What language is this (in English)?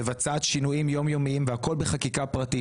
Hebrew